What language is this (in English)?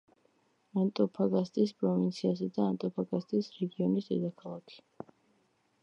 Georgian